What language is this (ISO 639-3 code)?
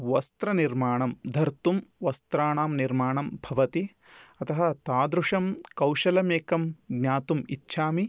san